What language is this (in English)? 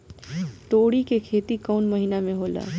Bhojpuri